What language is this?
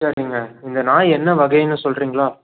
Tamil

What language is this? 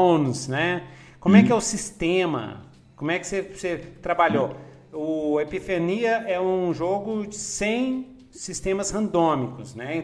Portuguese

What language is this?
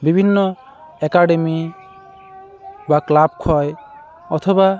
Santali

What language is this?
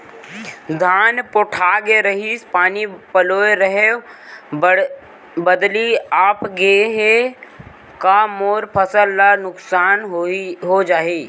Chhattisgarhi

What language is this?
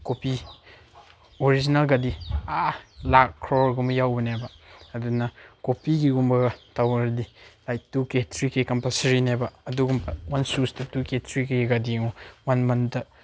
Manipuri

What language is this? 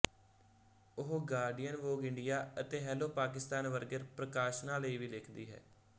Punjabi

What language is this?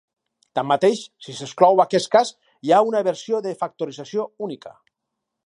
Catalan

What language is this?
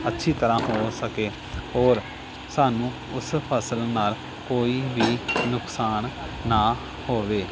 Punjabi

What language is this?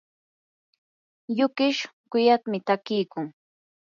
Yanahuanca Pasco Quechua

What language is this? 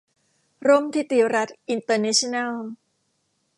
Thai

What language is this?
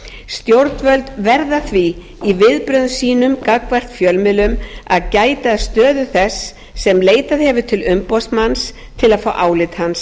Icelandic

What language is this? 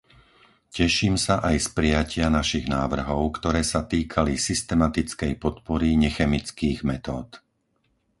Slovak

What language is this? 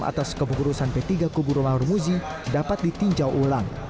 Indonesian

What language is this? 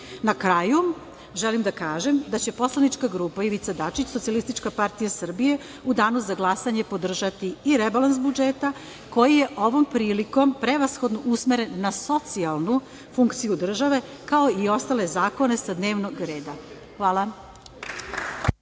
Serbian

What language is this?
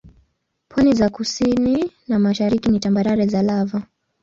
Swahili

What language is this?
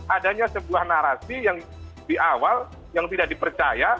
Indonesian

